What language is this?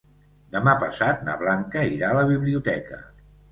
Catalan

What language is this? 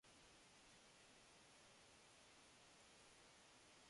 Korean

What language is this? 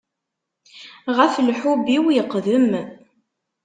Kabyle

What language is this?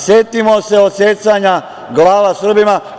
Serbian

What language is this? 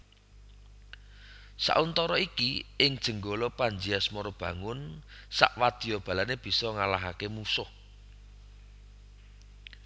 Javanese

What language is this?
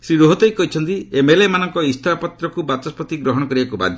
Odia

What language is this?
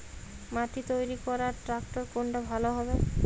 Bangla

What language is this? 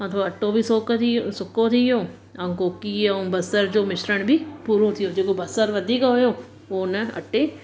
Sindhi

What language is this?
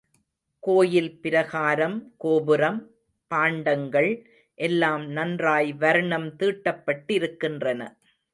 Tamil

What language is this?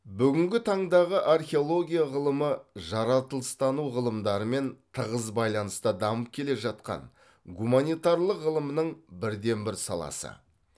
Kazakh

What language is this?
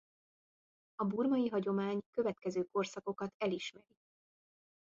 Hungarian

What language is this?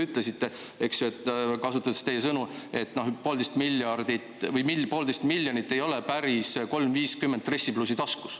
Estonian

